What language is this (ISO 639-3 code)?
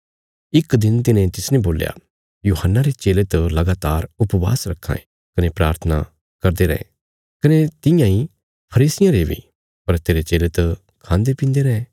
kfs